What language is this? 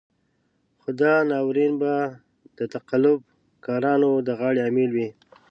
Pashto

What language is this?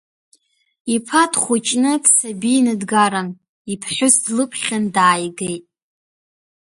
Abkhazian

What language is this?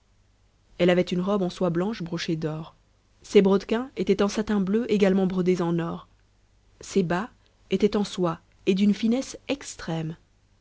French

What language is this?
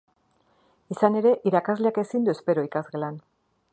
Basque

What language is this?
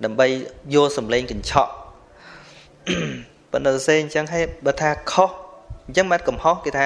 Vietnamese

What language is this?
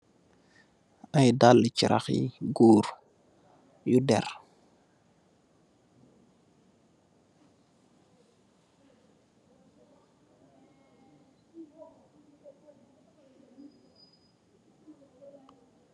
Wolof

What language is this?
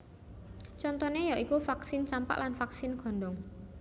Javanese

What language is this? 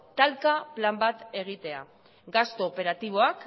Basque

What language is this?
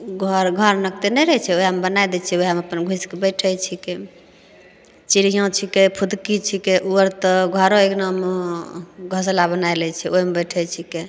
Maithili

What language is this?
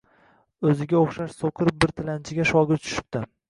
Uzbek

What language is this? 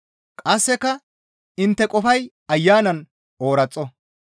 Gamo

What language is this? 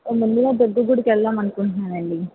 Telugu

